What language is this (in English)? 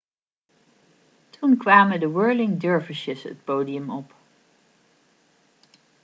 Dutch